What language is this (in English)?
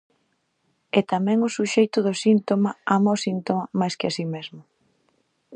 Galician